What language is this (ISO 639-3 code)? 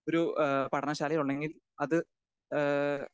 mal